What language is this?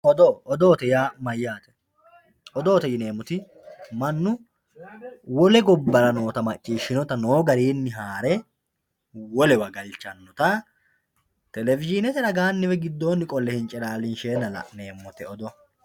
Sidamo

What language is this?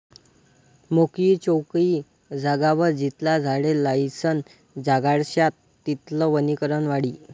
Marathi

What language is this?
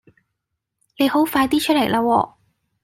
Cantonese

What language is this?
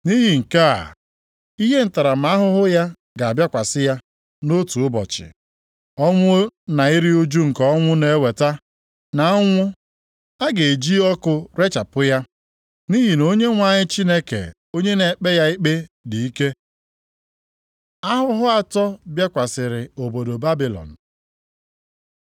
Igbo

